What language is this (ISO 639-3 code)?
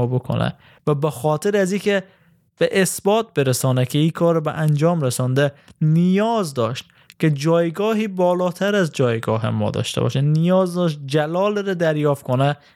fas